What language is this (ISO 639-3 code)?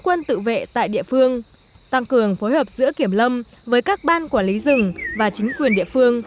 vie